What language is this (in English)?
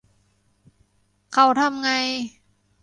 Thai